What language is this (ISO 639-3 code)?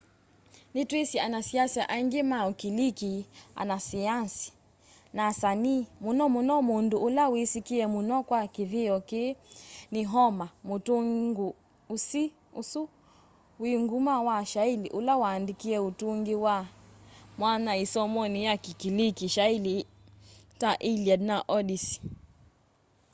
kam